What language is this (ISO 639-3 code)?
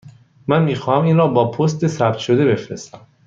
fas